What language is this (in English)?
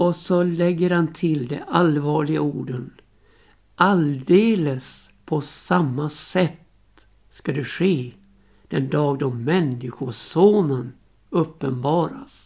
Swedish